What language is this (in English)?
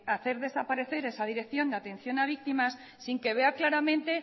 Spanish